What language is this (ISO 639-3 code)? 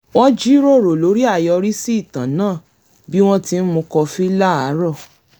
yor